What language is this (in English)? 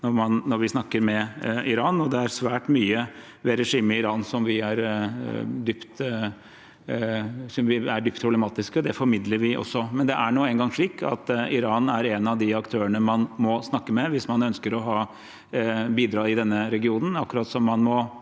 Norwegian